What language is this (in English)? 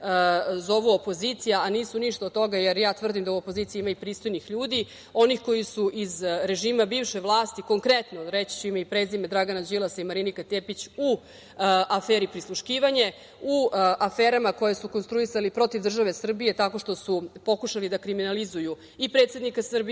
Serbian